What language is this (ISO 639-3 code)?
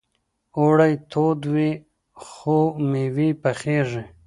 pus